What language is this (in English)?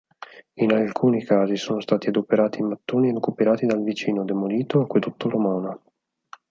Italian